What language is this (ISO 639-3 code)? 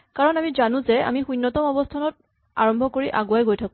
asm